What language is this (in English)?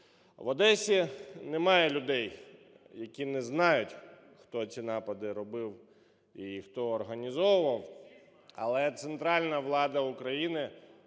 Ukrainian